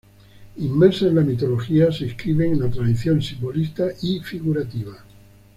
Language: Spanish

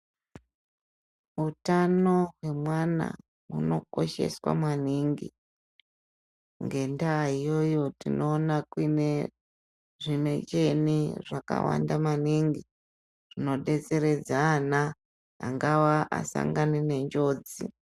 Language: Ndau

